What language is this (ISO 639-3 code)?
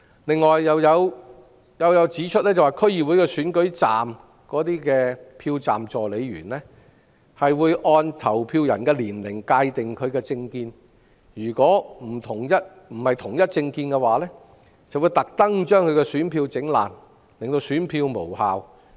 yue